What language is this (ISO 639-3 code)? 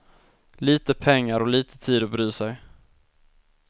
swe